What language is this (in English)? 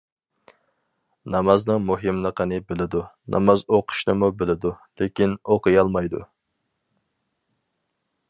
Uyghur